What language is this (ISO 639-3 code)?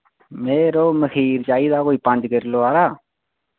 doi